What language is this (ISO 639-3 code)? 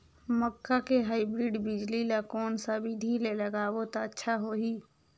hne